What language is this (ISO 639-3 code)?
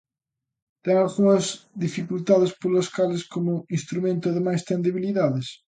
glg